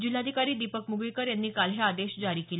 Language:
Marathi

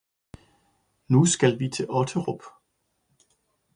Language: Danish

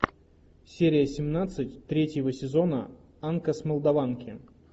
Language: Russian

